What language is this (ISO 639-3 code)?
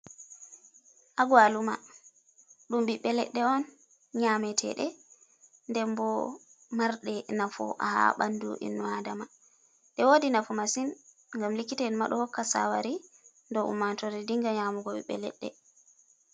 ful